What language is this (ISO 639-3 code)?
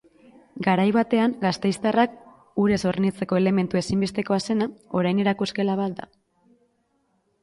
eus